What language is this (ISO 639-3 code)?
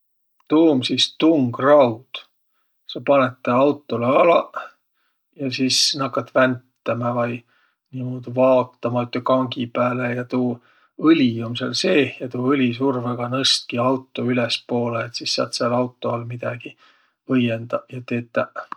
vro